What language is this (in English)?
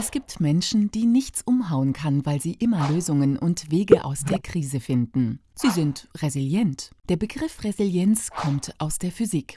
German